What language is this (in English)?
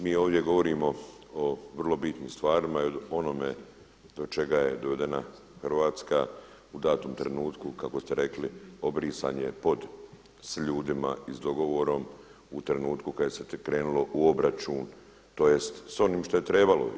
Croatian